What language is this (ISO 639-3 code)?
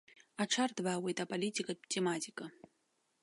abk